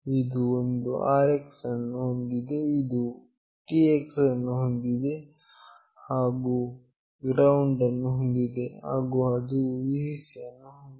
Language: Kannada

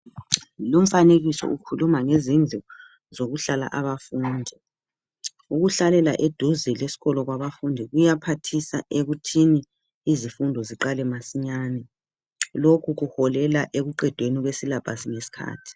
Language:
North Ndebele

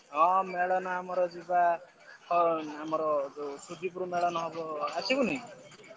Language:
Odia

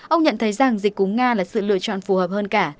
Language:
Vietnamese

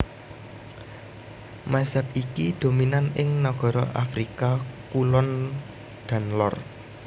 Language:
Javanese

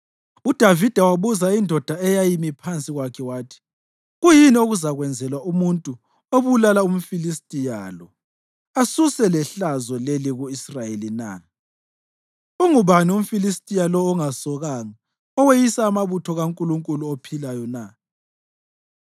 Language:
North Ndebele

